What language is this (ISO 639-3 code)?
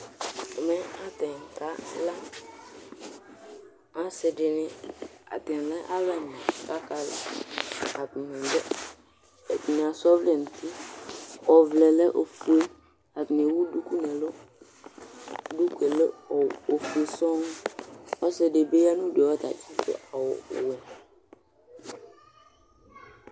kpo